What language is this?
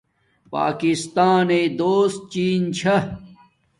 Domaaki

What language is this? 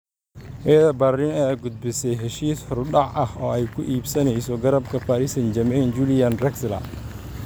Somali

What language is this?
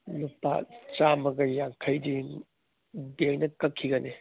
Manipuri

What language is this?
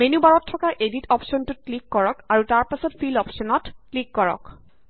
Assamese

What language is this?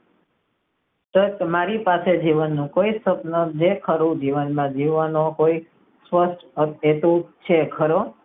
Gujarati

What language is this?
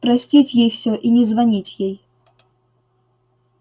Russian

